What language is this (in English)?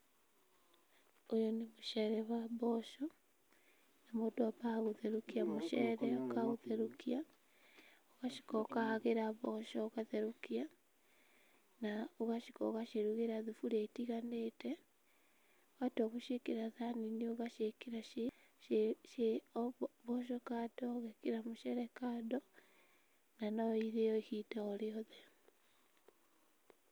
Kikuyu